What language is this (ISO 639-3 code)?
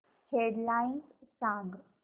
mar